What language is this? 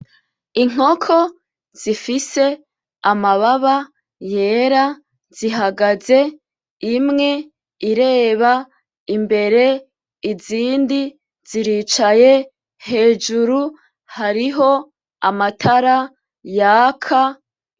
Rundi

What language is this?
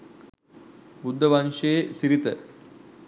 Sinhala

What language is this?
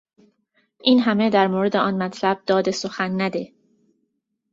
Persian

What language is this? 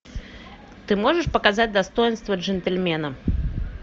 Russian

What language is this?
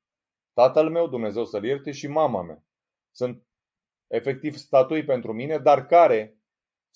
Romanian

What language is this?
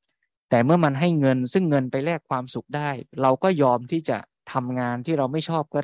Thai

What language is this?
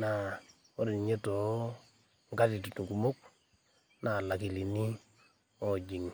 Masai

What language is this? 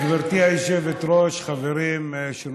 Hebrew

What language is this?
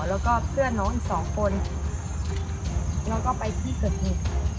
Thai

